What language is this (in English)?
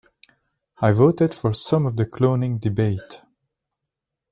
English